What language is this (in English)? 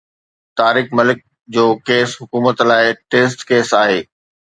Sindhi